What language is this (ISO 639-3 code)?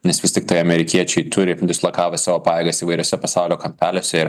lit